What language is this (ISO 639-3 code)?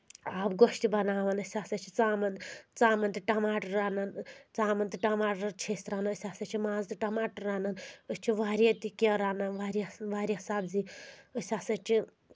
kas